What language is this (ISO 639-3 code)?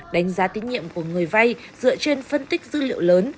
vie